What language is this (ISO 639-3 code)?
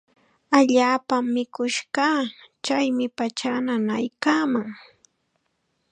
qxa